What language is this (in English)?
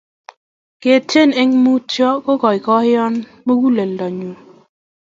Kalenjin